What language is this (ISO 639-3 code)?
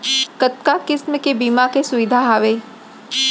hne